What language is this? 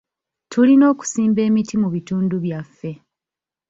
Ganda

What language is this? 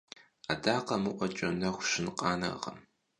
Kabardian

